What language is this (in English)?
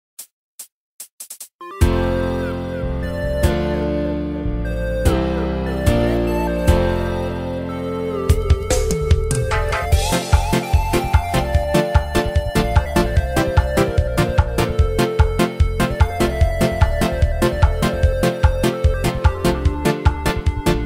Romanian